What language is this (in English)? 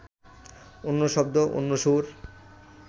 Bangla